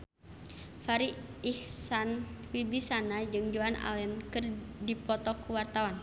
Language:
Sundanese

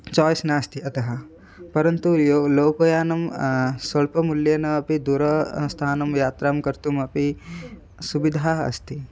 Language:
Sanskrit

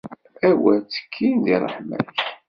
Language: Kabyle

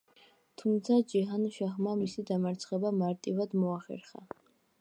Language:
Georgian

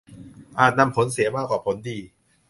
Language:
Thai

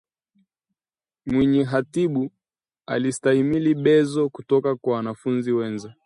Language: Swahili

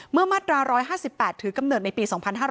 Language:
Thai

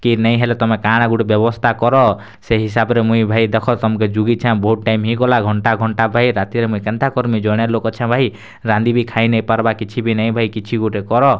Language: Odia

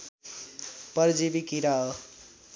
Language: Nepali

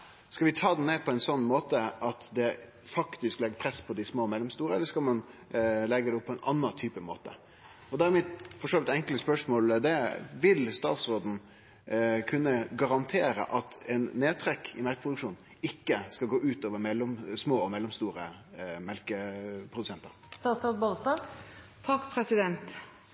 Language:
Norwegian Nynorsk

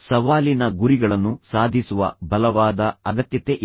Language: Kannada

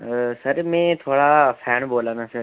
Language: Dogri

